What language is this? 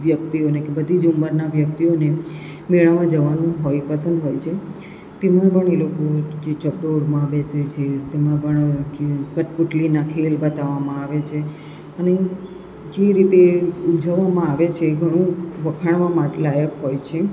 Gujarati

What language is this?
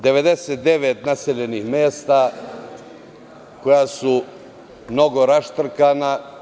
Serbian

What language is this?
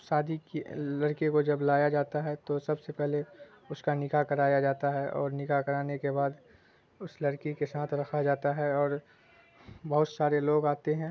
Urdu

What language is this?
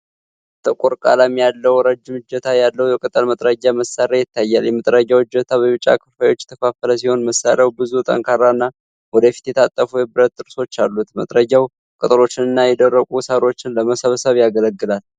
Amharic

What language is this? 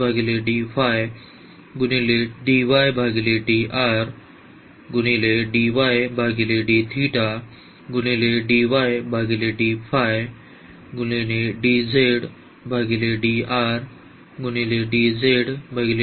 Marathi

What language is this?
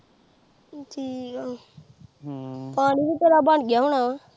Punjabi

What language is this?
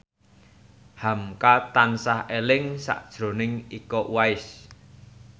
Javanese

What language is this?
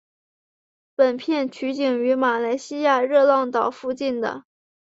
Chinese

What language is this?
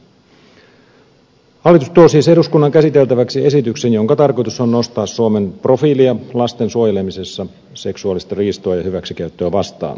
Finnish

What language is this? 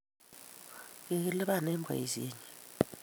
Kalenjin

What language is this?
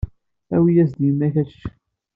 Kabyle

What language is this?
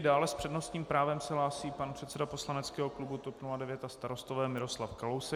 Czech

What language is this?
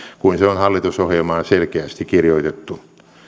Finnish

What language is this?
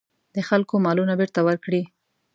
Pashto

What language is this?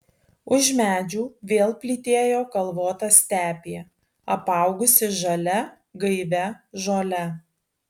Lithuanian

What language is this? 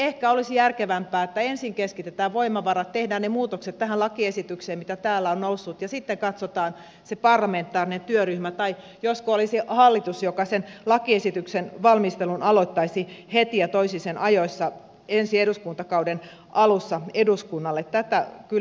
Finnish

